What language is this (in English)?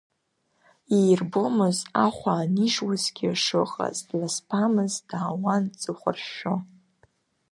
Abkhazian